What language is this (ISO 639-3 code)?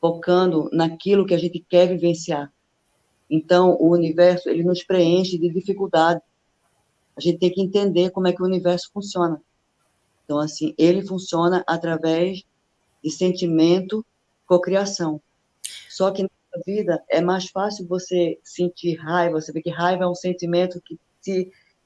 por